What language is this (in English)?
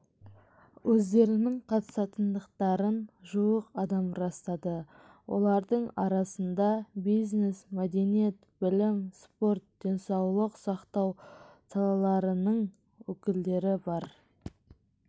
Kazakh